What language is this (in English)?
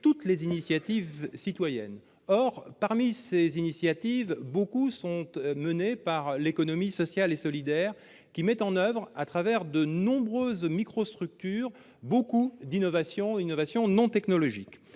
French